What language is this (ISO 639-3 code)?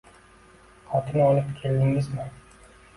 uzb